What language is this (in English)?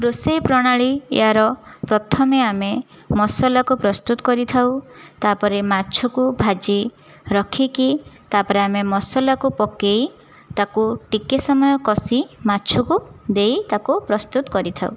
Odia